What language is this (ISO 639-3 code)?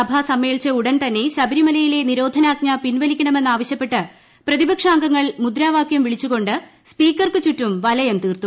mal